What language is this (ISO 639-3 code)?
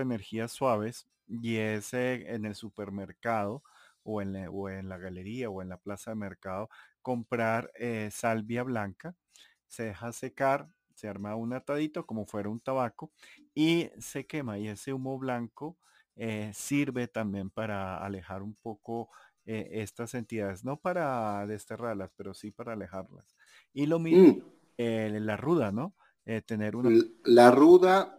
spa